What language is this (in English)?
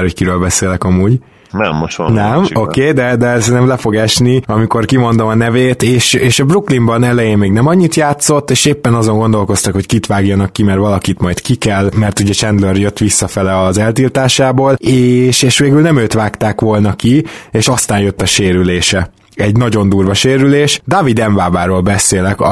Hungarian